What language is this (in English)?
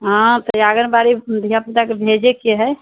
Maithili